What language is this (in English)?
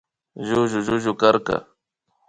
Imbabura Highland Quichua